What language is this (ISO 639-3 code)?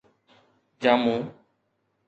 snd